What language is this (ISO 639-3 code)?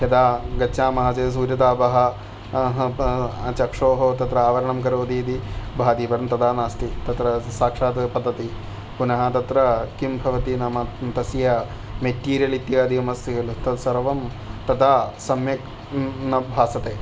san